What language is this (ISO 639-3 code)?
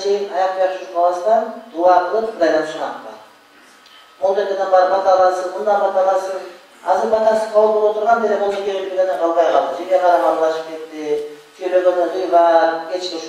tur